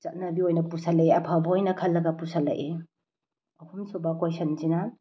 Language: Manipuri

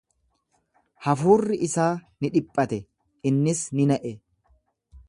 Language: Oromo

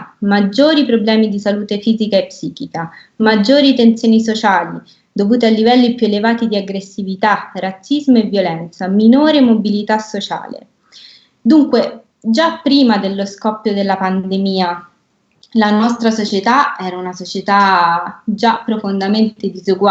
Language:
Italian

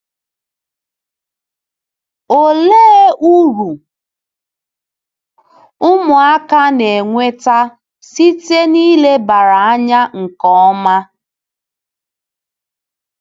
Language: Igbo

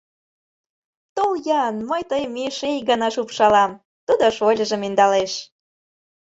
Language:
Mari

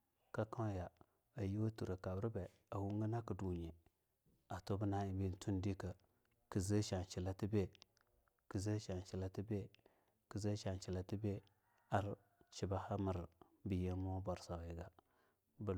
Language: Longuda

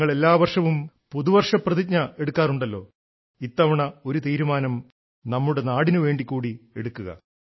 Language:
Malayalam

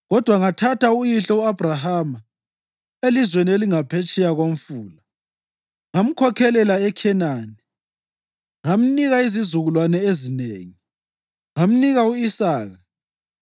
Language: North Ndebele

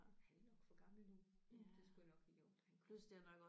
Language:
Danish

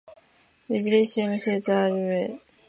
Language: Japanese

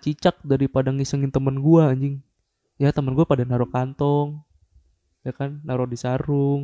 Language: Indonesian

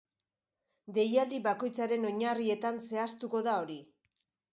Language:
Basque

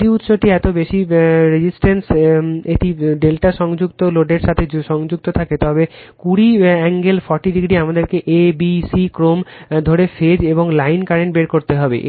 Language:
Bangla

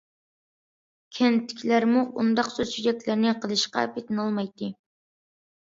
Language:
Uyghur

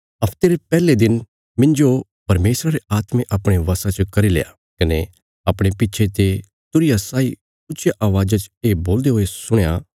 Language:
Bilaspuri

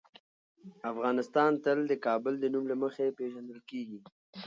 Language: Pashto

